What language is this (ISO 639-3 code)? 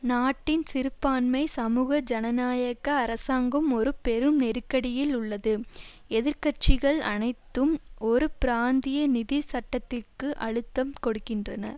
tam